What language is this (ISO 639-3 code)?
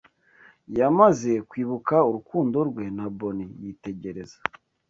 kin